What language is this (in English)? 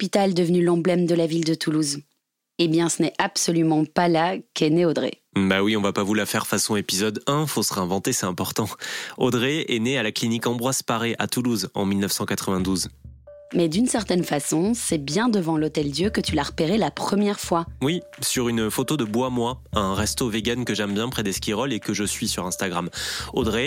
French